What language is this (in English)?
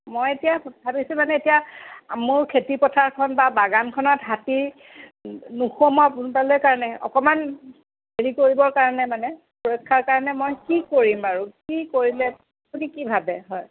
Assamese